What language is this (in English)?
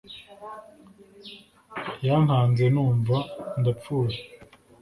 Kinyarwanda